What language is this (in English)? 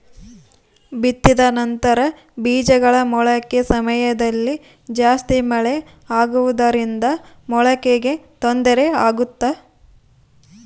Kannada